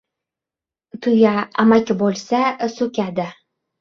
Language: Uzbek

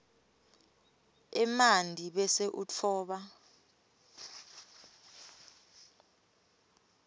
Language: Swati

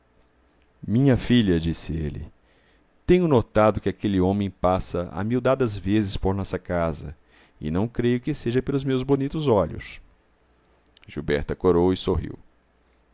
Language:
Portuguese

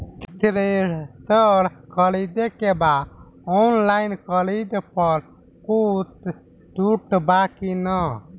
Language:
Bhojpuri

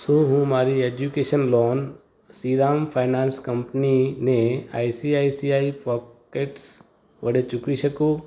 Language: Gujarati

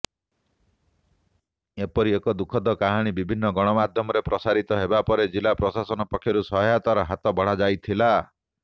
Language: Odia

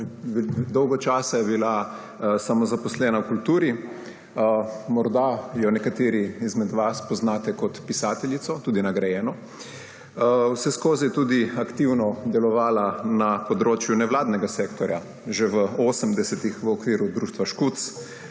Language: Slovenian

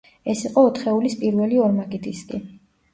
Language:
Georgian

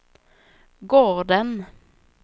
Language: Swedish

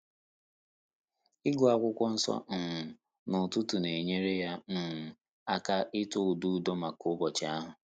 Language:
Igbo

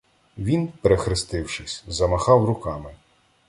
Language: Ukrainian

